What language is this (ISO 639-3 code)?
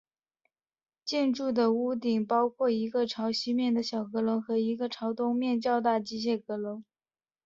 zho